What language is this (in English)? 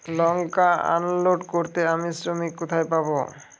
Bangla